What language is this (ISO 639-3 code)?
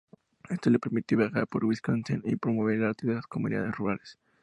spa